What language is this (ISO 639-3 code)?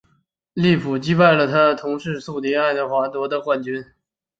zho